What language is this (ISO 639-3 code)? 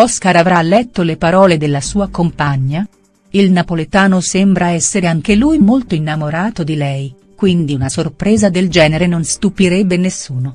ita